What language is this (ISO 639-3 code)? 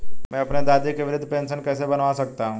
hin